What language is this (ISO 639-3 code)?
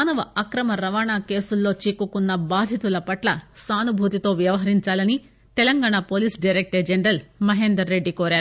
tel